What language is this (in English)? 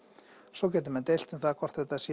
Icelandic